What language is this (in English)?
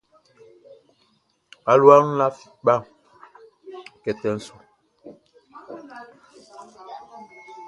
Baoulé